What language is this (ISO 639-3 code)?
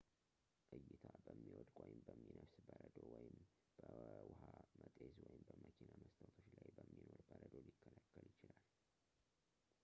amh